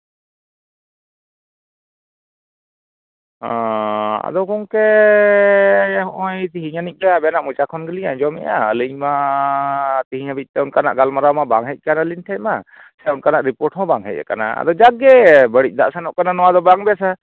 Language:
Santali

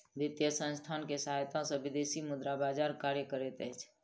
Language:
Maithili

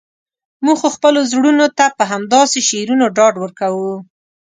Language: Pashto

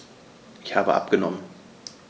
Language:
German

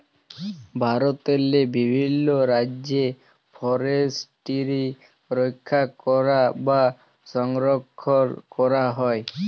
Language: Bangla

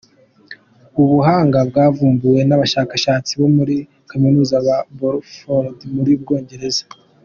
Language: Kinyarwanda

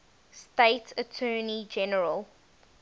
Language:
English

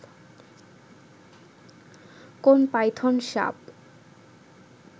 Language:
Bangla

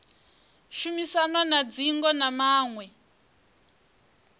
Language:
Venda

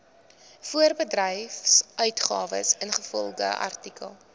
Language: Afrikaans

